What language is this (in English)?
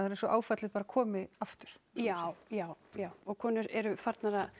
Icelandic